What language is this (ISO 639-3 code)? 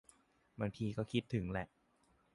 tha